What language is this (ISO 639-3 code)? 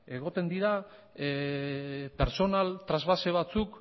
eus